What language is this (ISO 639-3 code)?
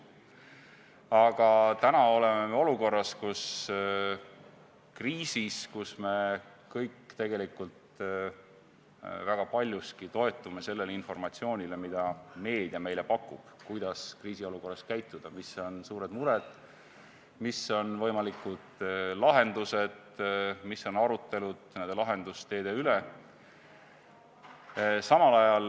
est